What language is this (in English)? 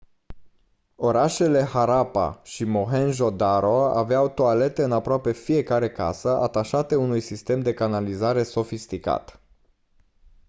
Romanian